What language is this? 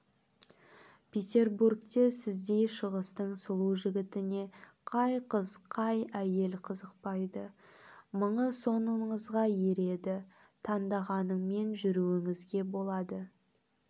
Kazakh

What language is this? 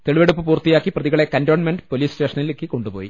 Malayalam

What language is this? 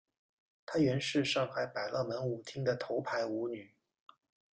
Chinese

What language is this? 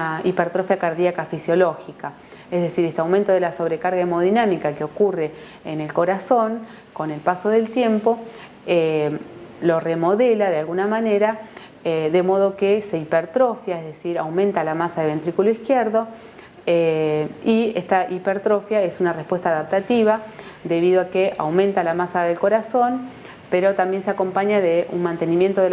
Spanish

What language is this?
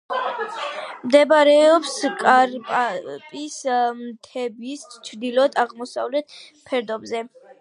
Georgian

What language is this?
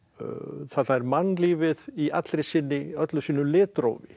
Icelandic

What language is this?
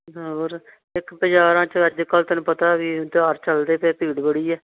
Punjabi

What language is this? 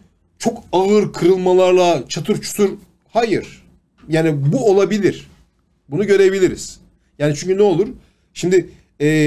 Turkish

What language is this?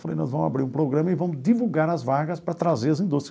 Portuguese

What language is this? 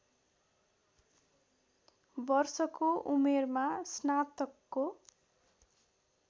Nepali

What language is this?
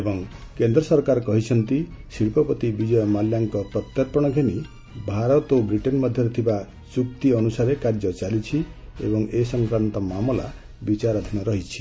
Odia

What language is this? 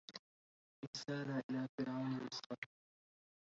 Arabic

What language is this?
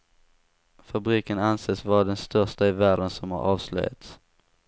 Swedish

